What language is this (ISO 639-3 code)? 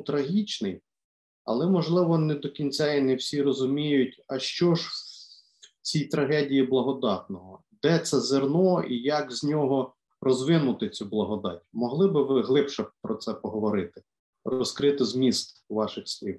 ukr